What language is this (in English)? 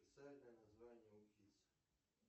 Russian